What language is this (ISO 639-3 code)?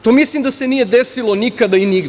srp